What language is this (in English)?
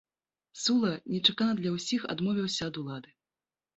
Belarusian